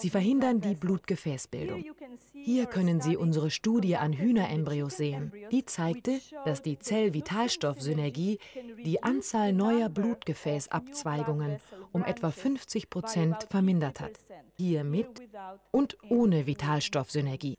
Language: German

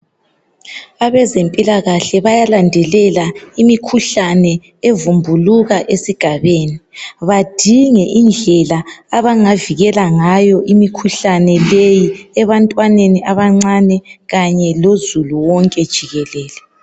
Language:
North Ndebele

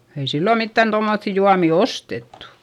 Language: Finnish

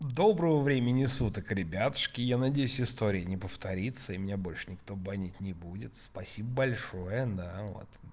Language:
Russian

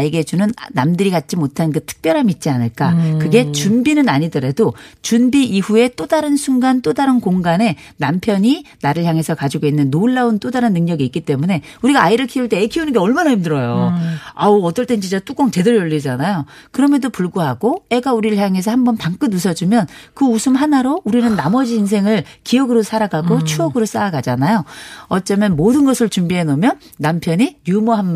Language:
Korean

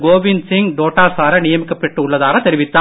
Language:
Tamil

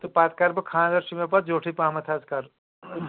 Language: Kashmiri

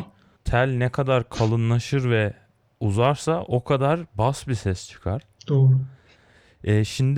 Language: Turkish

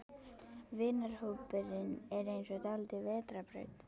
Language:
Icelandic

